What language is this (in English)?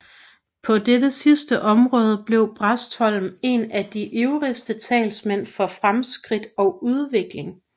Danish